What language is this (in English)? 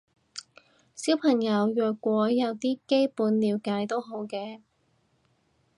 Cantonese